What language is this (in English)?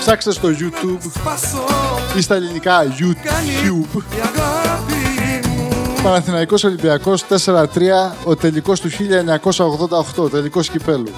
Greek